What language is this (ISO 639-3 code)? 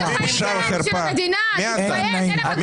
heb